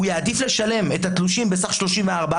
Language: Hebrew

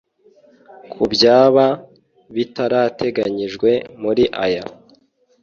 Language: Kinyarwanda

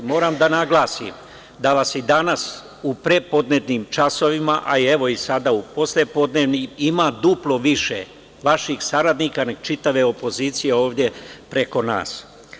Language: Serbian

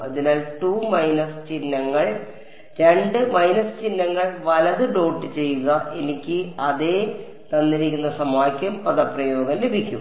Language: Malayalam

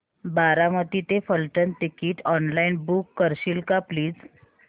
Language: Marathi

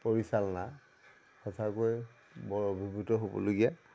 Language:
Assamese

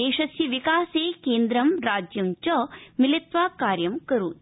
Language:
Sanskrit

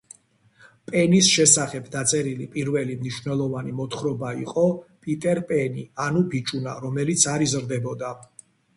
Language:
Georgian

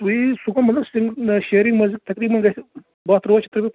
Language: Kashmiri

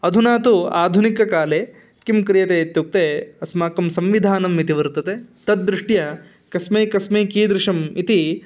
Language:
Sanskrit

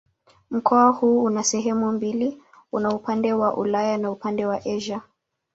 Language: Swahili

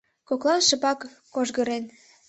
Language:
Mari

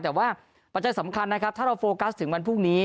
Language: Thai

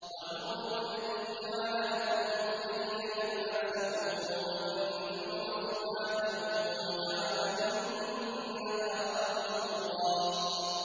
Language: Arabic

